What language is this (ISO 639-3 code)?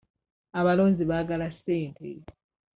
lug